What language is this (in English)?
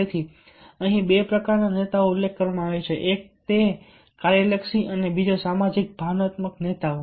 Gujarati